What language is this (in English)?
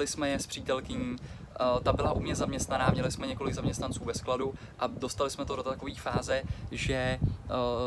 Czech